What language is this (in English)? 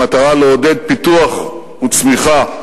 Hebrew